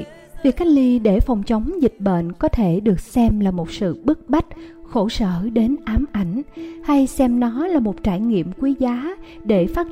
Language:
Vietnamese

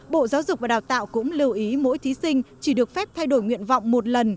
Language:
Vietnamese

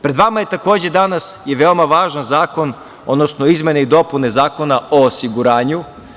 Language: Serbian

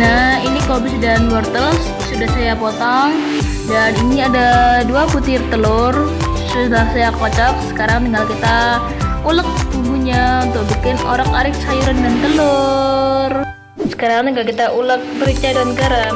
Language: Indonesian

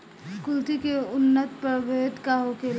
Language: Bhojpuri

